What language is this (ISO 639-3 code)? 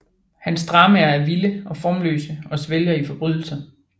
dan